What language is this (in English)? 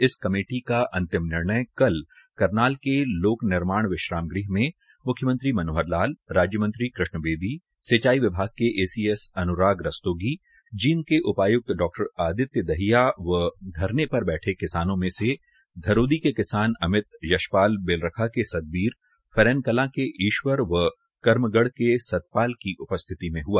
Hindi